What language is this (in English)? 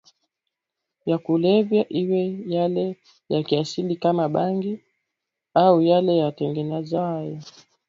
Swahili